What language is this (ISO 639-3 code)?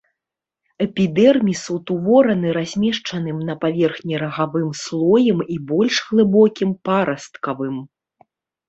bel